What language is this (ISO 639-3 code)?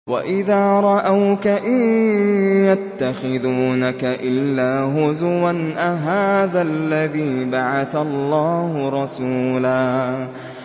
ara